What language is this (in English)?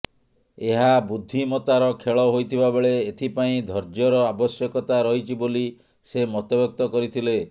Odia